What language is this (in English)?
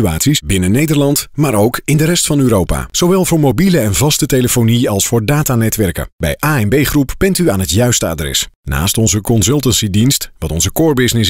Dutch